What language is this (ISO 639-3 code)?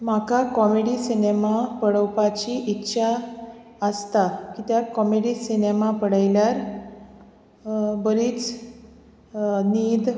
kok